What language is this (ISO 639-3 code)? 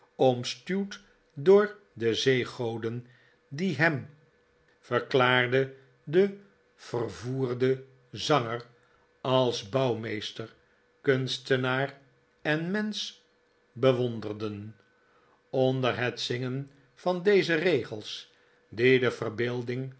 nld